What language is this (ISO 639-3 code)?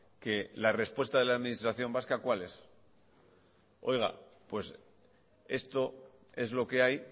spa